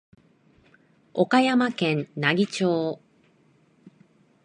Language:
Japanese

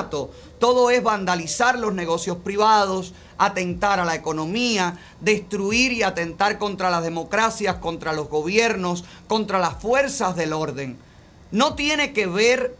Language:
Spanish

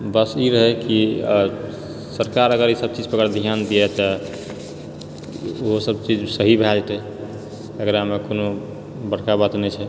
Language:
Maithili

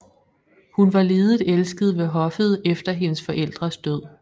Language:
Danish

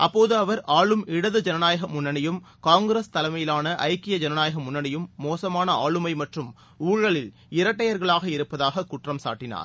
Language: Tamil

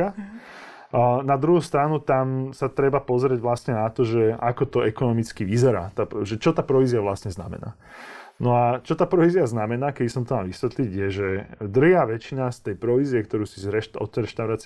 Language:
Slovak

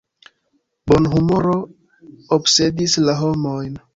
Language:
Esperanto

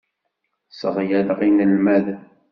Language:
Kabyle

